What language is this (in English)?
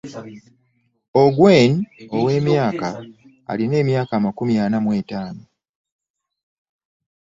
Ganda